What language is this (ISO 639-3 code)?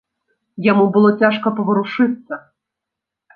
bel